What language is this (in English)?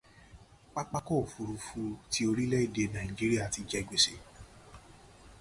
Yoruba